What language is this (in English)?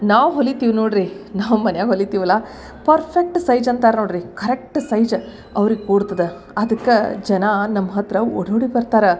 Kannada